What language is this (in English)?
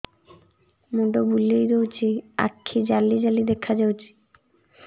Odia